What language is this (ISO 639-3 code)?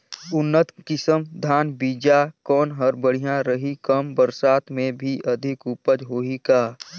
hne